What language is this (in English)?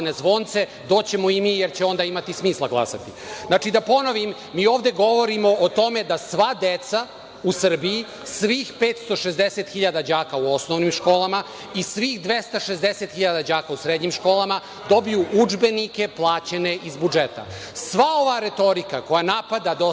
Serbian